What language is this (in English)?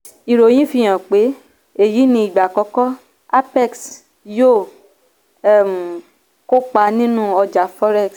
Yoruba